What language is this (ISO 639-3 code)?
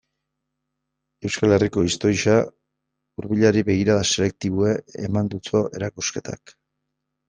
eus